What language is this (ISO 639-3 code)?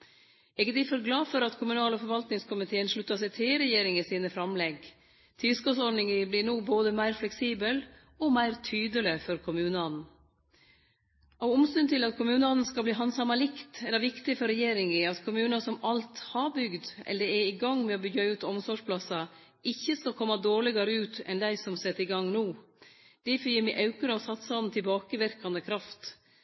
nno